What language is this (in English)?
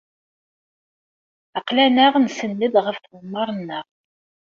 Kabyle